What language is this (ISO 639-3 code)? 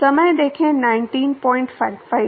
hin